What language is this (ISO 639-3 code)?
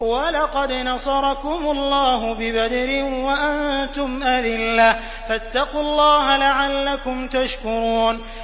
ara